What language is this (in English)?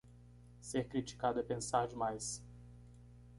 Portuguese